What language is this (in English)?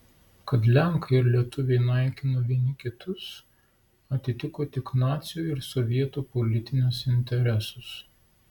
Lithuanian